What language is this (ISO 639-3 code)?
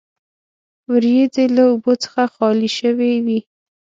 pus